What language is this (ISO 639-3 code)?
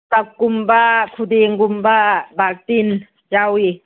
mni